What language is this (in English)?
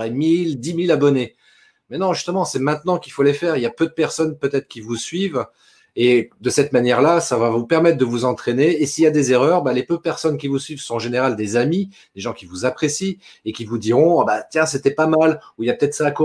French